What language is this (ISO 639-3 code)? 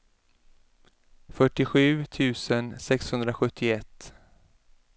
swe